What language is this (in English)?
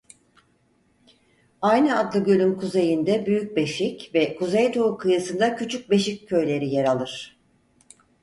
Turkish